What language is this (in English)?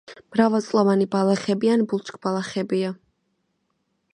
Georgian